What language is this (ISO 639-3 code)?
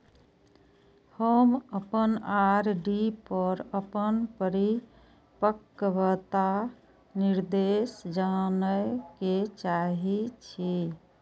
mai